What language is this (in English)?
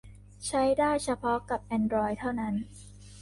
Thai